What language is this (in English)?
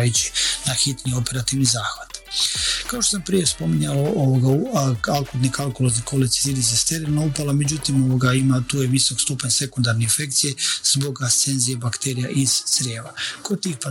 Croatian